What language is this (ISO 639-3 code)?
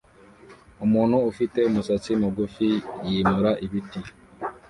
kin